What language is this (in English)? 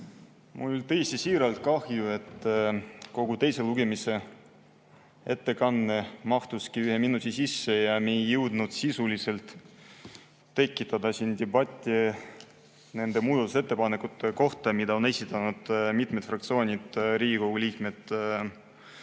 Estonian